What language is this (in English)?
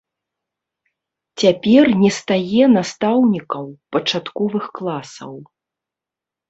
Belarusian